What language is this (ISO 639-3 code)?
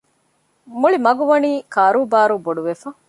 div